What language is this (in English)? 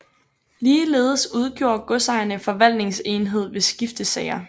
Danish